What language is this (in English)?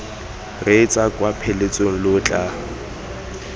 Tswana